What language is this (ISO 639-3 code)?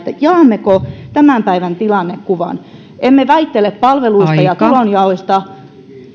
fin